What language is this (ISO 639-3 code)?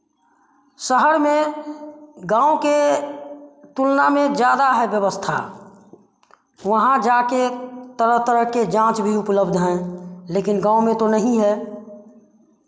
hin